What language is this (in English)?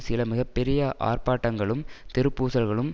Tamil